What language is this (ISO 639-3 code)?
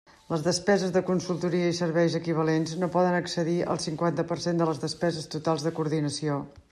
cat